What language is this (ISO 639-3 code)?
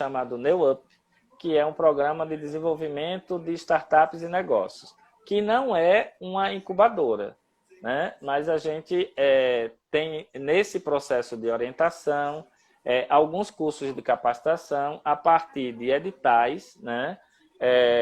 por